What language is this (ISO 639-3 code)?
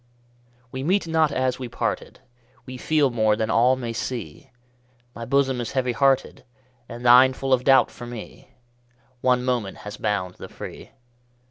eng